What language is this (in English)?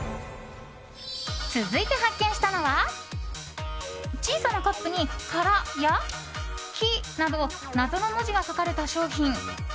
Japanese